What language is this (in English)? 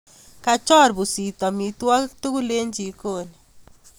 Kalenjin